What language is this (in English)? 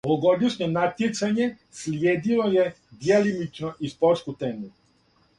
Serbian